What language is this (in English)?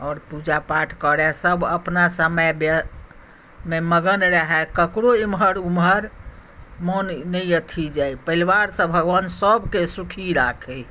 Maithili